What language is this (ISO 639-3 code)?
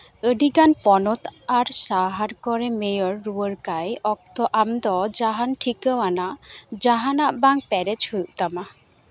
sat